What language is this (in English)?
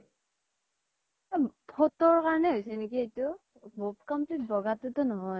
Assamese